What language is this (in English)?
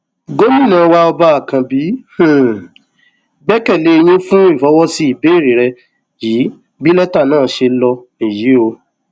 Yoruba